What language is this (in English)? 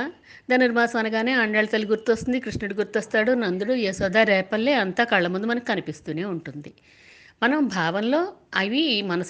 Telugu